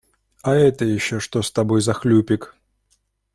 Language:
Russian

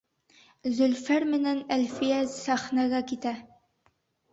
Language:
Bashkir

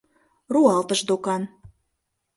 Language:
Mari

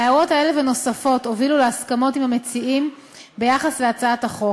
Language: Hebrew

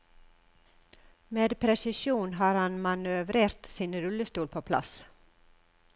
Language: Norwegian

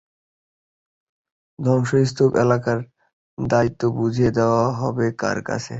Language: Bangla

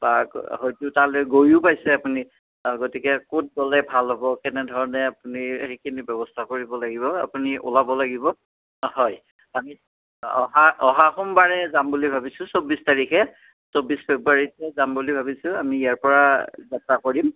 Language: Assamese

